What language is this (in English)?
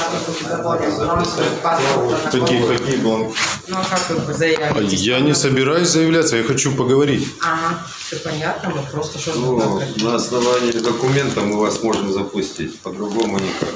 Russian